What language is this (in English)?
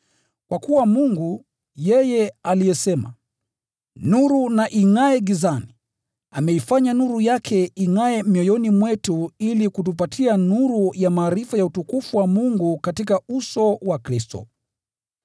Swahili